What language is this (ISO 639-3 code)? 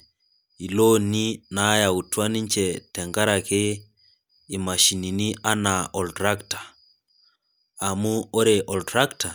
mas